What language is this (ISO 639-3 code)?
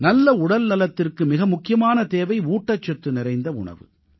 tam